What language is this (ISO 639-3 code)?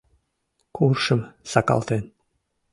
chm